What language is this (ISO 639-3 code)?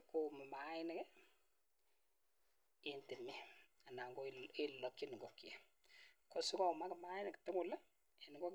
kln